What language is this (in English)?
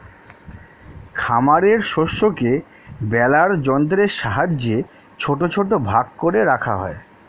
Bangla